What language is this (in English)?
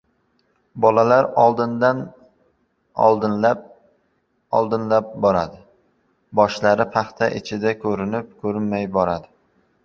Uzbek